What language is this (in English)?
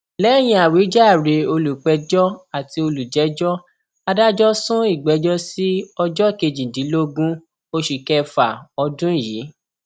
Yoruba